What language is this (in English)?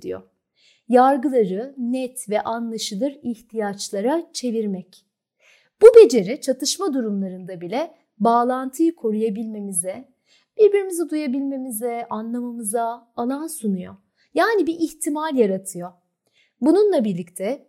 Turkish